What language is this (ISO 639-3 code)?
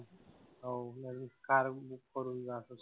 mar